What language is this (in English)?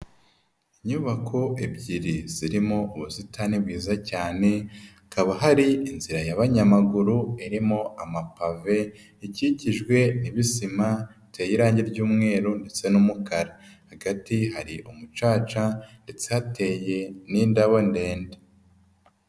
Kinyarwanda